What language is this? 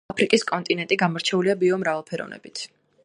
Georgian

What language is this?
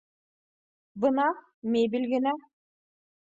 Bashkir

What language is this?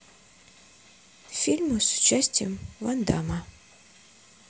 Russian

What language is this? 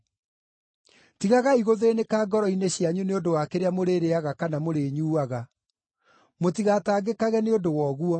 Kikuyu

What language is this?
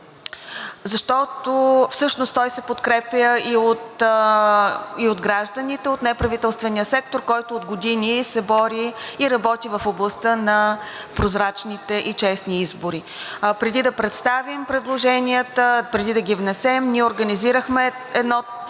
Bulgarian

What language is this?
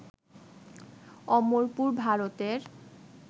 Bangla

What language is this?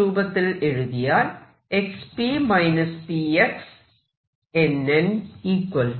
Malayalam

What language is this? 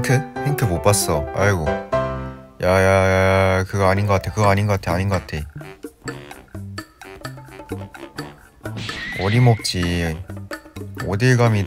Korean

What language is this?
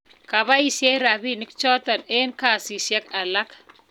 Kalenjin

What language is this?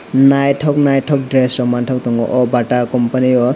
Kok Borok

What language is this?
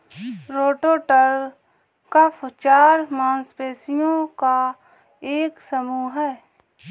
Hindi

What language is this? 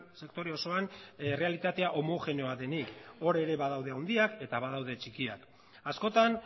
Basque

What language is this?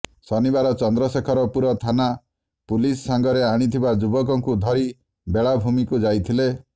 Odia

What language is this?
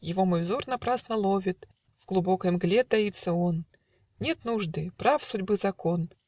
Russian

